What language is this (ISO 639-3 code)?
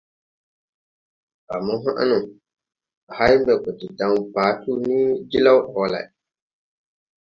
tui